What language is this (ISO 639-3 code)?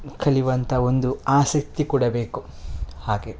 kan